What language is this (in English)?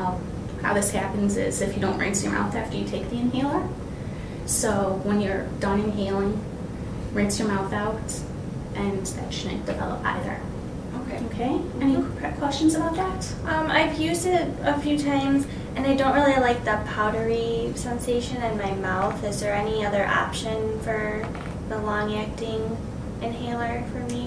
English